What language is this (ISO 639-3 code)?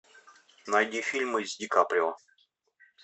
rus